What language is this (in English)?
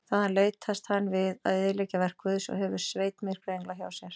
Icelandic